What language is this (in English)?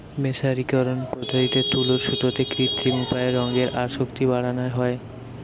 Bangla